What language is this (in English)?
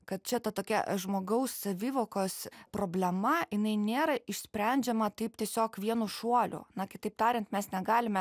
Lithuanian